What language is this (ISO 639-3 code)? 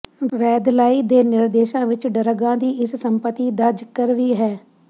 pan